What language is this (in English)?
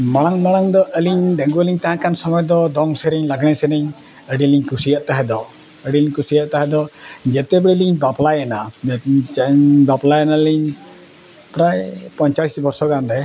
Santali